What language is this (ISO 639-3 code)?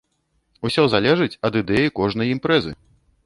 bel